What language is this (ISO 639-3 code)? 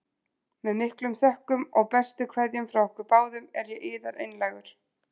isl